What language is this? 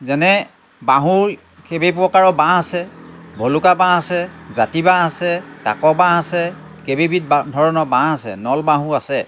Assamese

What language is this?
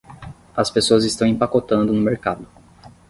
Portuguese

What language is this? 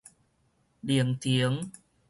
Min Nan Chinese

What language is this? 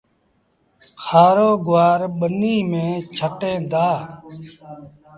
Sindhi Bhil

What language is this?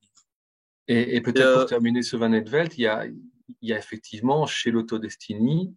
French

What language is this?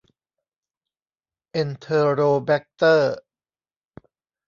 Thai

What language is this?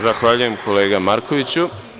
Serbian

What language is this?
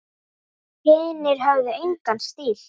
Icelandic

